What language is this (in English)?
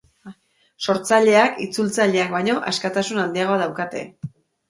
Basque